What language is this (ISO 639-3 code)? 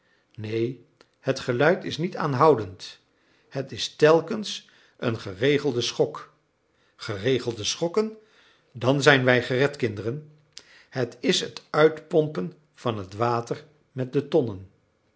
nld